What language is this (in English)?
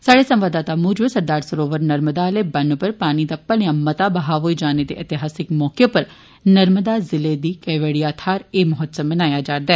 Dogri